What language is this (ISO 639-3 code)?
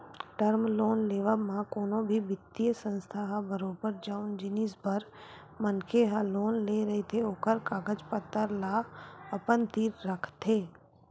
hne